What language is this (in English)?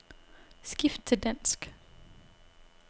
Danish